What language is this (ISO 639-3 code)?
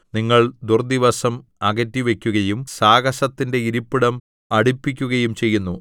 mal